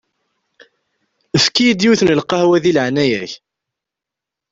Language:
Kabyle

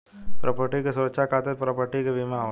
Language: Bhojpuri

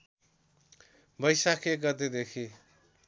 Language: Nepali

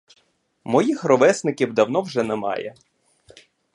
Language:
Ukrainian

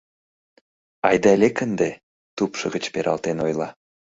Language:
Mari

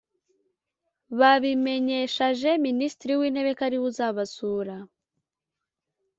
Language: Kinyarwanda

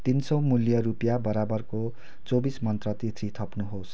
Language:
Nepali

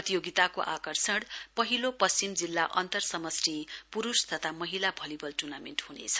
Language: Nepali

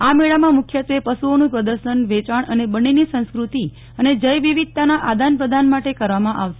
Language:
Gujarati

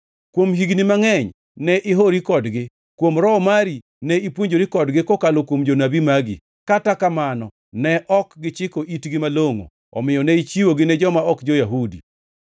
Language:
Luo (Kenya and Tanzania)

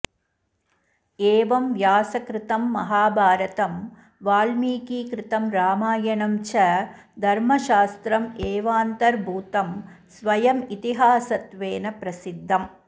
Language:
Sanskrit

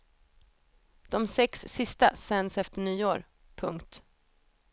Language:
Swedish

